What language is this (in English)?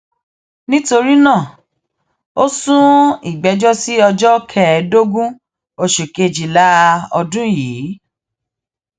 Yoruba